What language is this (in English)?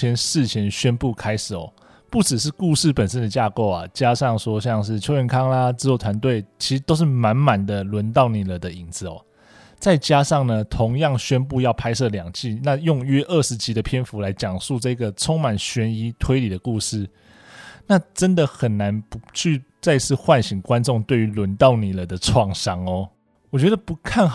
Chinese